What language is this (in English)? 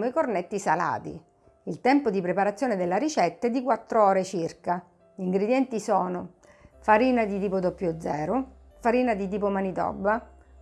Italian